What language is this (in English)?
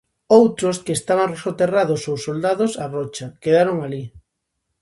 Galician